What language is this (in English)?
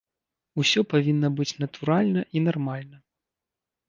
Belarusian